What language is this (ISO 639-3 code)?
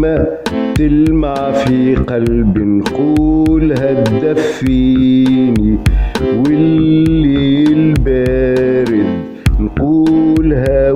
ara